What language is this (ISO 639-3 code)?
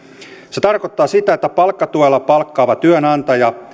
fin